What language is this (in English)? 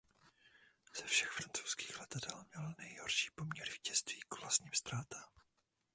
Czech